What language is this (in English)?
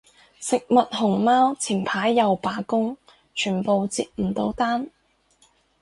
Cantonese